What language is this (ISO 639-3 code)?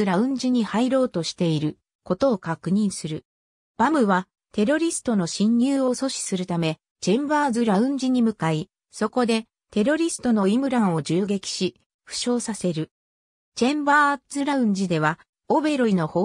jpn